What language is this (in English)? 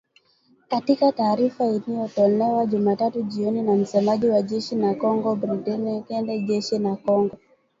Swahili